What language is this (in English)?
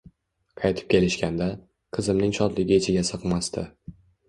Uzbek